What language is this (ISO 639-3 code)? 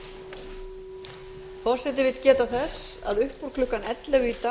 isl